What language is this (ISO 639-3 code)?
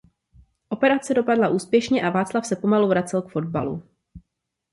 ces